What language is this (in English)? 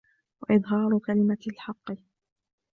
Arabic